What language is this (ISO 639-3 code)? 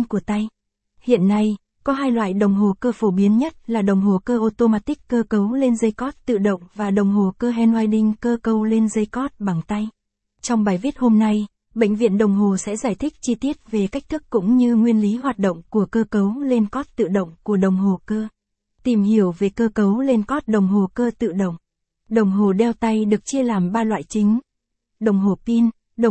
vie